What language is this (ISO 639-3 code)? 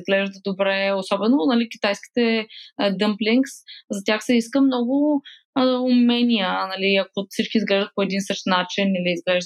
bul